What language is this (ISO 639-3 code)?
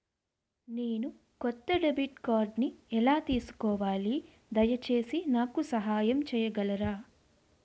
tel